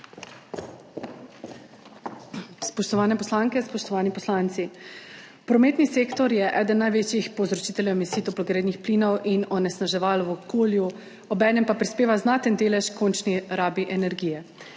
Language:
Slovenian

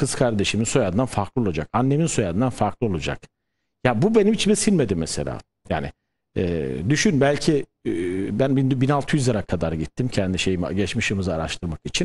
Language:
Turkish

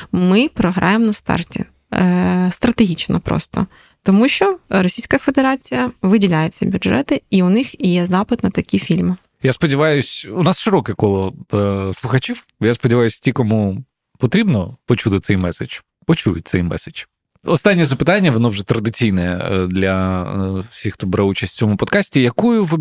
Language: Ukrainian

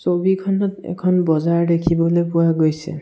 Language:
Assamese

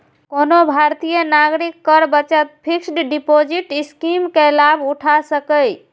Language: Maithili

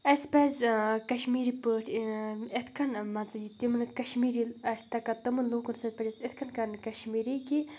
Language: Kashmiri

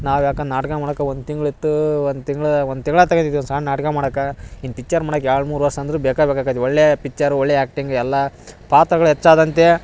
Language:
Kannada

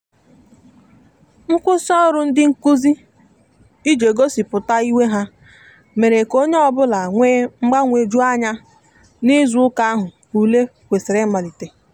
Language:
Igbo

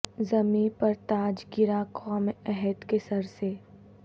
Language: Urdu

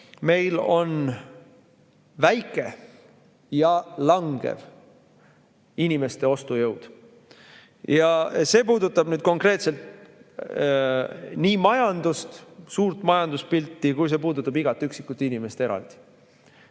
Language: Estonian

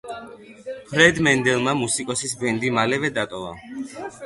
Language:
Georgian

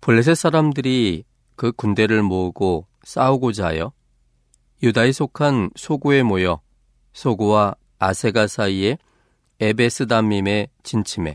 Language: Korean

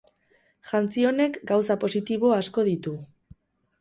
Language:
Basque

